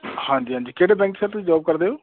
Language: Punjabi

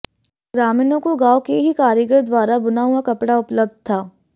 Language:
Hindi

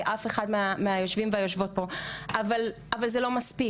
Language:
Hebrew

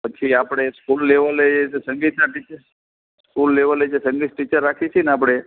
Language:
Gujarati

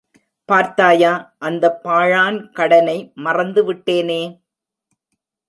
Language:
Tamil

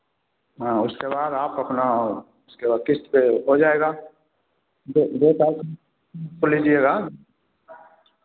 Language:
Hindi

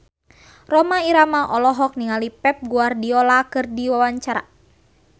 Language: Sundanese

